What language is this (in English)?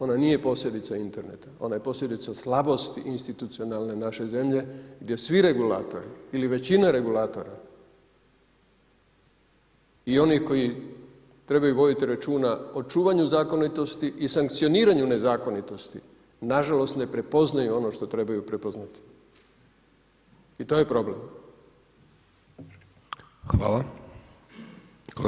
Croatian